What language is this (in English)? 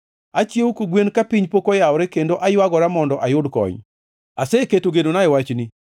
Luo (Kenya and Tanzania)